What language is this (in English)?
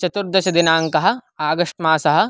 Sanskrit